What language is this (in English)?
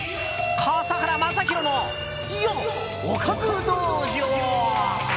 Japanese